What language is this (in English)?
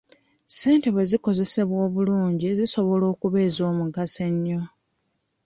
Ganda